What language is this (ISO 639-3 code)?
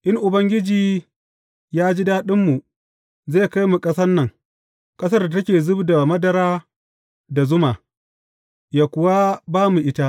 hau